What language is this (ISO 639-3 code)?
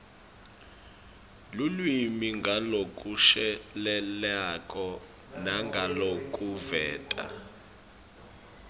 ssw